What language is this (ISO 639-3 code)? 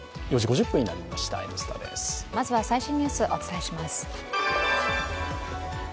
jpn